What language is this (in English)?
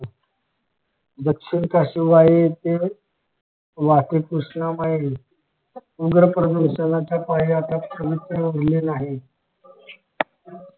Marathi